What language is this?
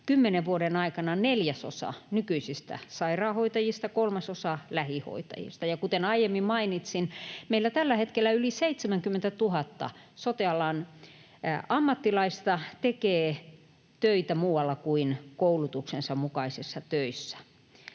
Finnish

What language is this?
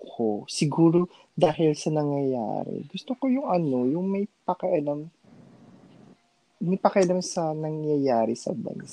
Filipino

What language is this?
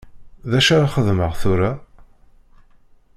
Kabyle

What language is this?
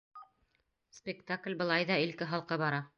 Bashkir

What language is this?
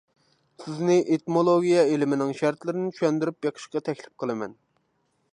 Uyghur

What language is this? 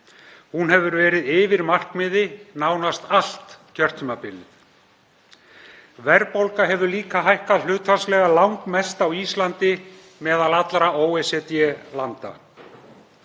Icelandic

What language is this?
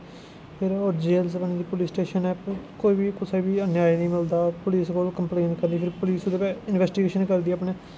Dogri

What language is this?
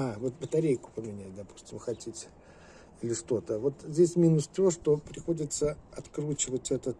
Russian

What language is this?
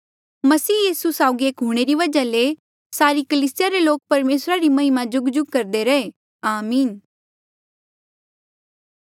Mandeali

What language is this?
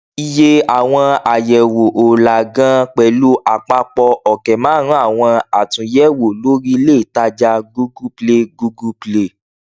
Yoruba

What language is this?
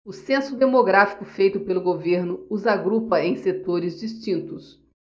Portuguese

